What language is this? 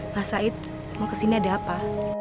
Indonesian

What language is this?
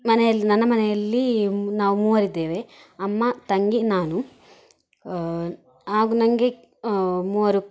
Kannada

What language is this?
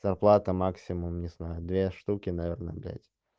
Russian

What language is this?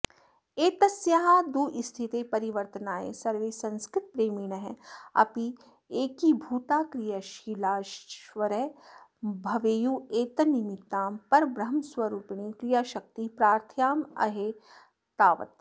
Sanskrit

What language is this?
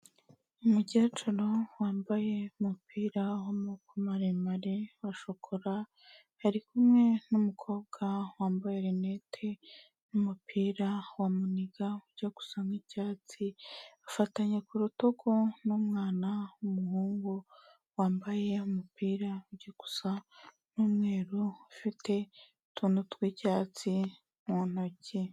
Kinyarwanda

